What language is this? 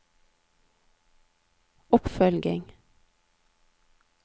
Norwegian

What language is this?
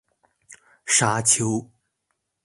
Chinese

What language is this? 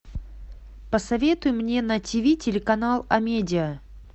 Russian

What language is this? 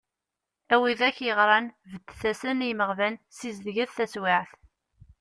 Kabyle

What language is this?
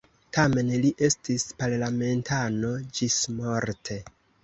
Esperanto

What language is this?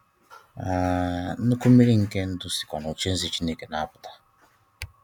Igbo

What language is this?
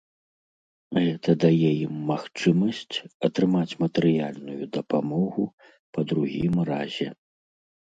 Belarusian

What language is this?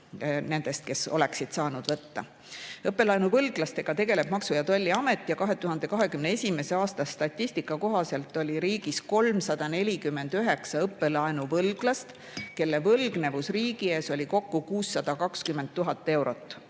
Estonian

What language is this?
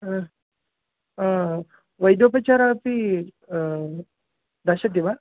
Sanskrit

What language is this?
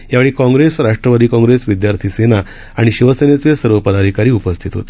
Marathi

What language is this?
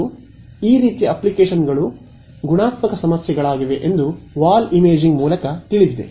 Kannada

